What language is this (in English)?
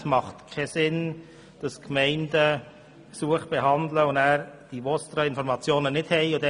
Swiss German